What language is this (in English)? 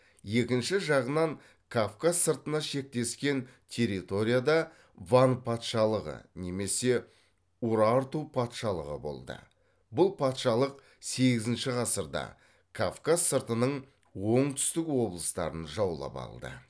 Kazakh